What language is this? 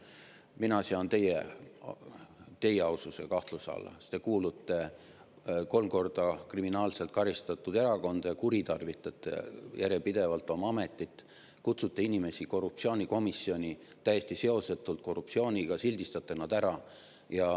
Estonian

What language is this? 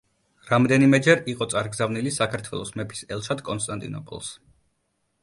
Georgian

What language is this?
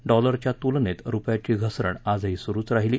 Marathi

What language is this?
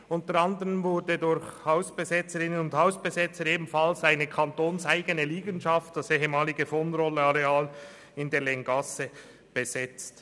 Swiss German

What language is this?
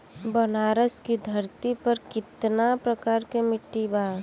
Bhojpuri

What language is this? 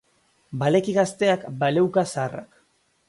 Basque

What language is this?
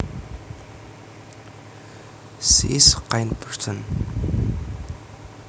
Javanese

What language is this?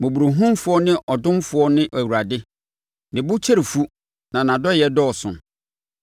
Akan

